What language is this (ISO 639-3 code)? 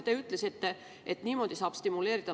est